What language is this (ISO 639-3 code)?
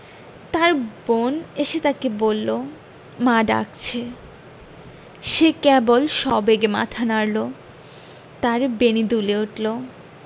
ben